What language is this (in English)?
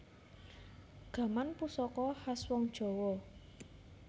Javanese